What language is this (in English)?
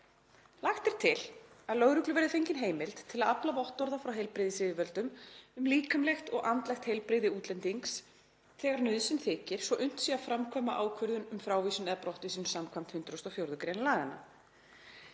Icelandic